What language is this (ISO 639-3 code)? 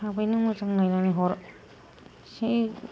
brx